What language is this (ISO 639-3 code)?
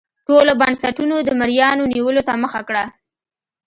pus